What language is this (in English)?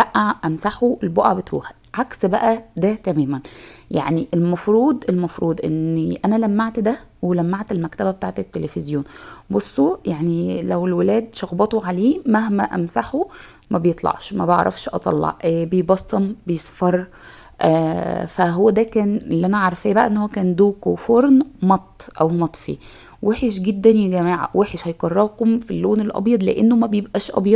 Arabic